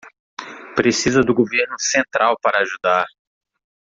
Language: Portuguese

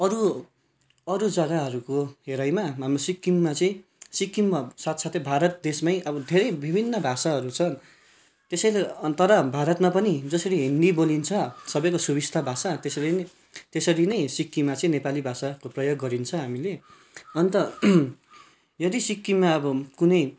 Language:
Nepali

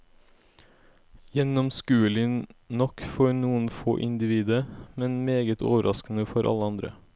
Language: Norwegian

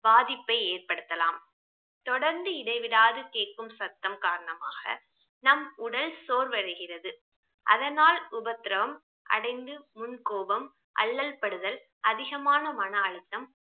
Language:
Tamil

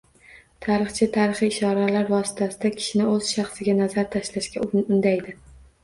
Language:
Uzbek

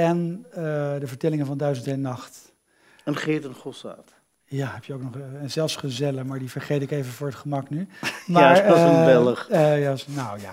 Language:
Dutch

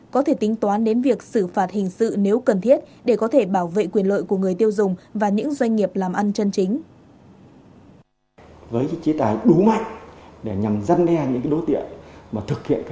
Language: Vietnamese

